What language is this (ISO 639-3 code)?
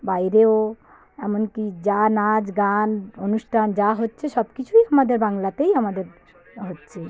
ben